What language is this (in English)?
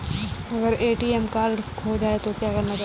Hindi